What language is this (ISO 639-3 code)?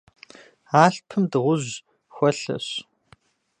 kbd